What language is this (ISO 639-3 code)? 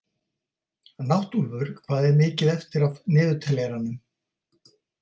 isl